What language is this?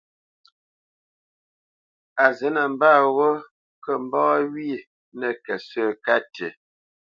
Bamenyam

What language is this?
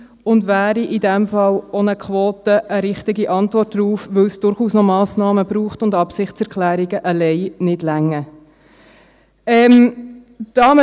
Swiss German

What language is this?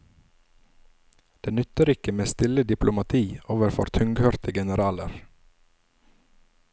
Norwegian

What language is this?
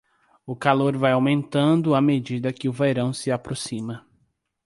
Portuguese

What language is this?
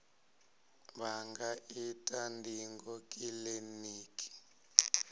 Venda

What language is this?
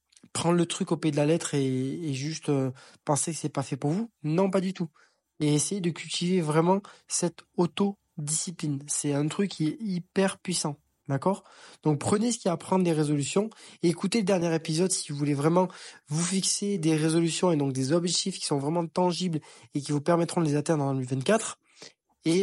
French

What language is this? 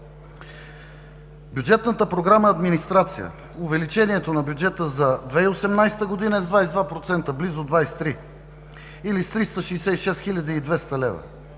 Bulgarian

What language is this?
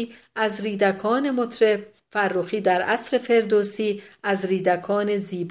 Persian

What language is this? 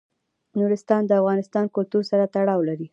Pashto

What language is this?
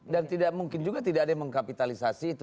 Indonesian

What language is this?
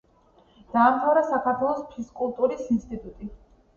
Georgian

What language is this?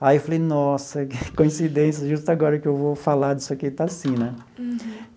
Portuguese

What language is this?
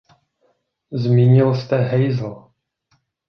Czech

